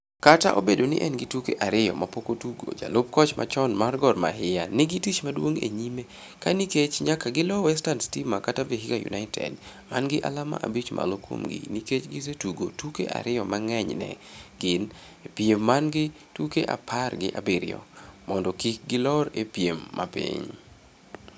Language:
Luo (Kenya and Tanzania)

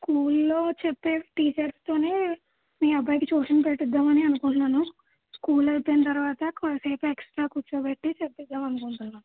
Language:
Telugu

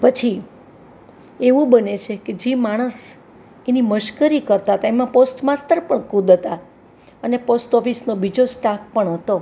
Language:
Gujarati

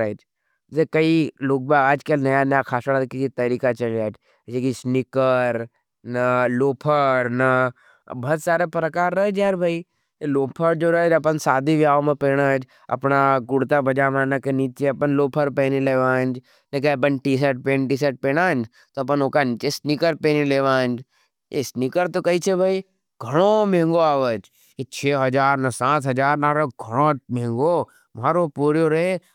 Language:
Nimadi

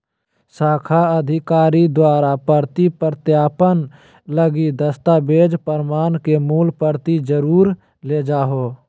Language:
Magahi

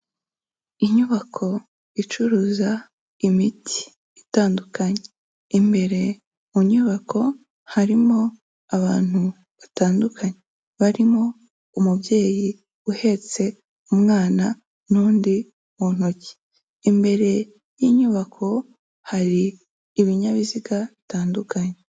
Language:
Kinyarwanda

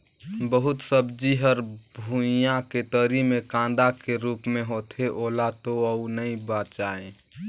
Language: Chhattisgarhi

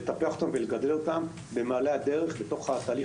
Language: Hebrew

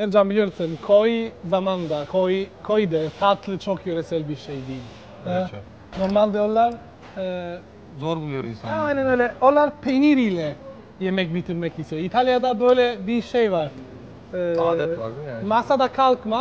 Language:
Turkish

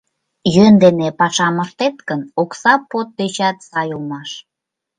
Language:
Mari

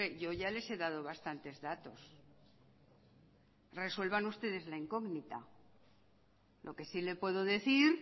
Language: Spanish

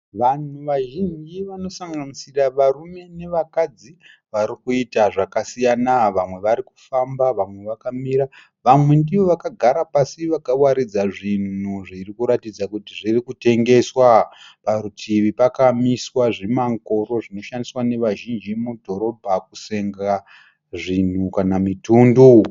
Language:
Shona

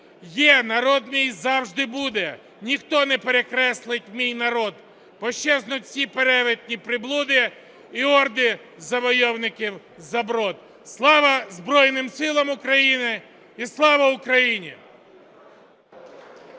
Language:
Ukrainian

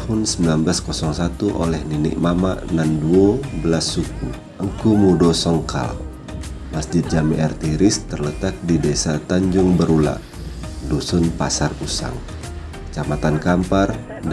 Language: Indonesian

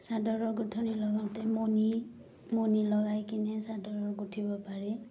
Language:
Assamese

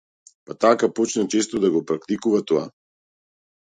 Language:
Macedonian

